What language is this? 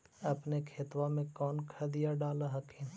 Magahi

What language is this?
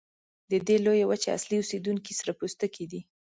Pashto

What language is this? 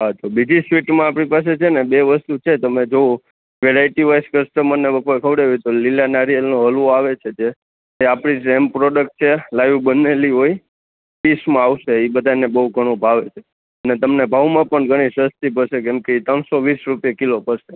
Gujarati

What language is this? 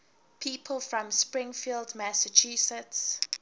English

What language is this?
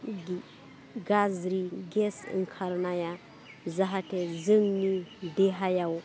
Bodo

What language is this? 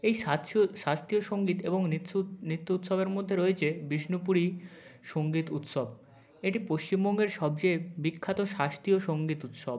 Bangla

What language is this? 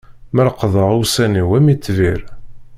Kabyle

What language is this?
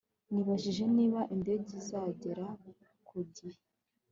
Kinyarwanda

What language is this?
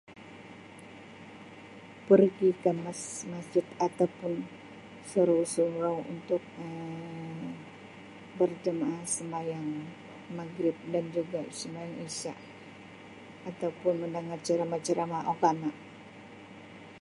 Sabah Malay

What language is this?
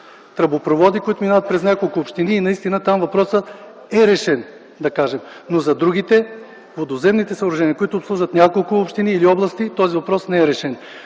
Bulgarian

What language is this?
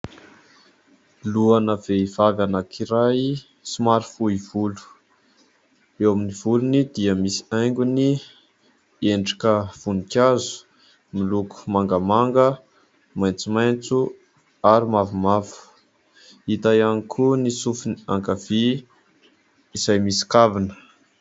Malagasy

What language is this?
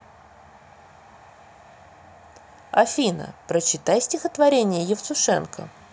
Russian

